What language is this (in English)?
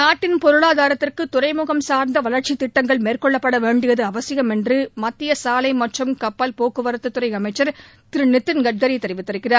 Tamil